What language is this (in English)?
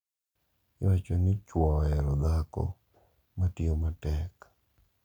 Luo (Kenya and Tanzania)